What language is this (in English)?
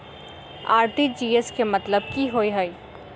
Maithili